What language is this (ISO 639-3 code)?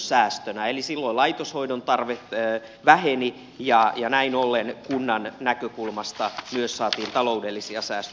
fin